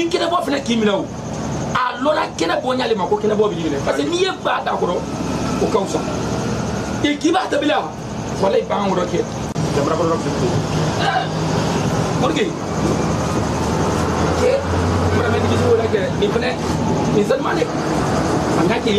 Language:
Indonesian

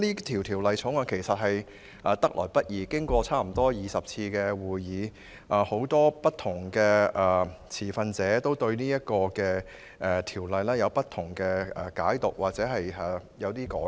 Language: Cantonese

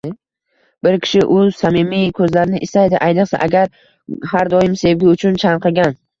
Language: Uzbek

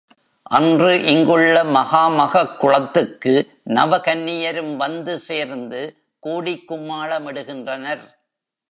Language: Tamil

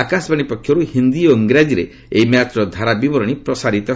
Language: Odia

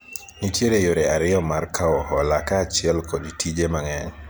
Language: Luo (Kenya and Tanzania)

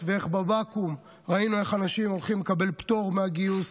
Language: Hebrew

